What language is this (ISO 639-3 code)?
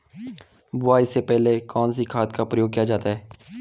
hin